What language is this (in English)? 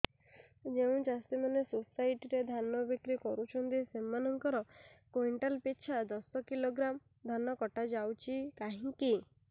Odia